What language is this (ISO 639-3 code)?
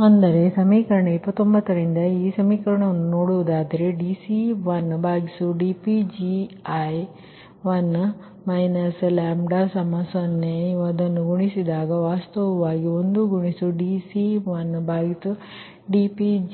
kan